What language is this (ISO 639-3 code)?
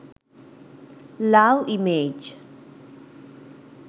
sin